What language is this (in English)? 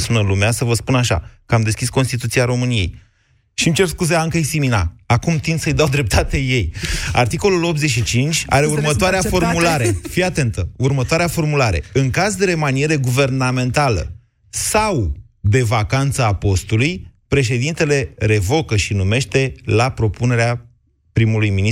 Romanian